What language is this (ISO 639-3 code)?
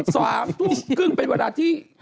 tha